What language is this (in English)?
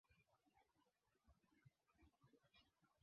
Swahili